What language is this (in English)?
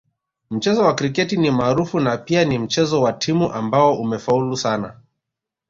Swahili